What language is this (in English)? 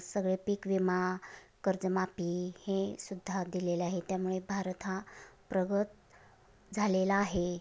Marathi